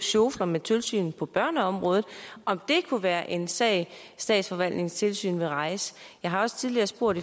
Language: Danish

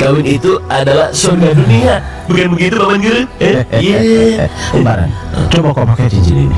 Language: Indonesian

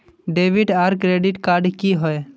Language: Magahi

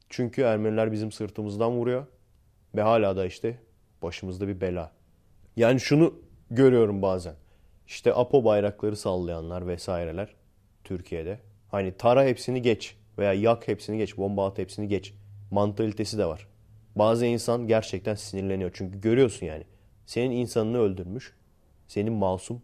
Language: Turkish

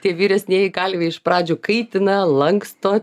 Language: Lithuanian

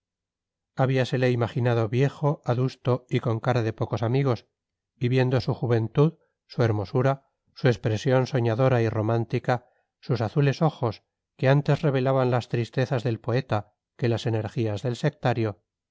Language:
Spanish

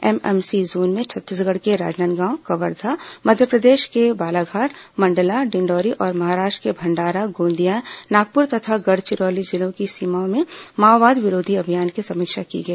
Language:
Hindi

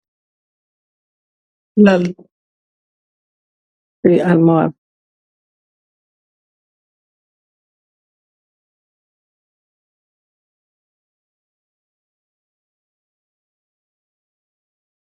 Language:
Wolof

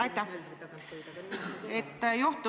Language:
Estonian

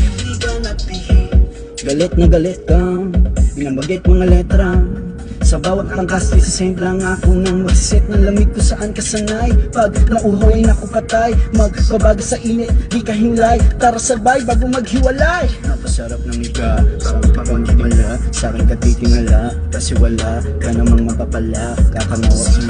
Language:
Filipino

